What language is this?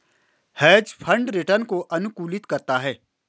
Hindi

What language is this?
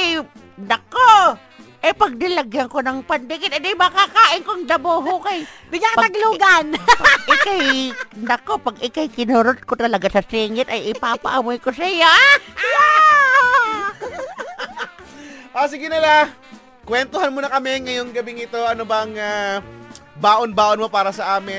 Filipino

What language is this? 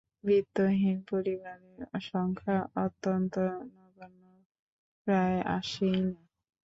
Bangla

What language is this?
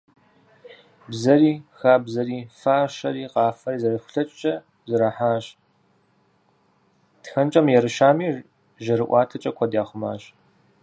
Kabardian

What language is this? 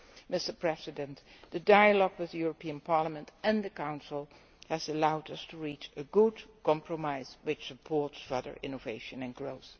English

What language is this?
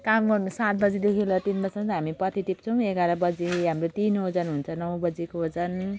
Nepali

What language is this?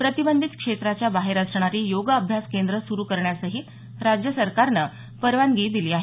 Marathi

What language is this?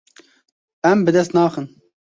Kurdish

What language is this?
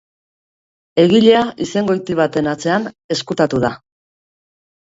Basque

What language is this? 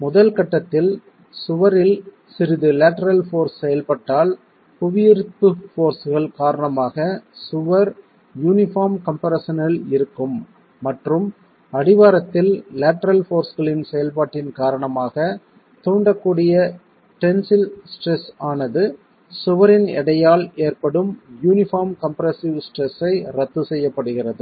Tamil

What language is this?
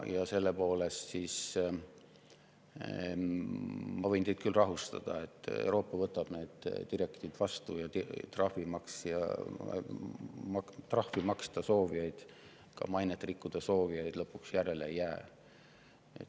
Estonian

